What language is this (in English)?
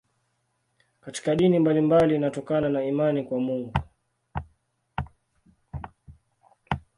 Swahili